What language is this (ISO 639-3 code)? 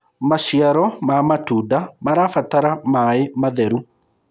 kik